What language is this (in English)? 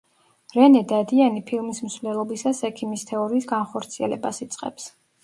Georgian